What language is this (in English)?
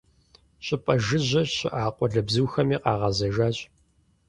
Kabardian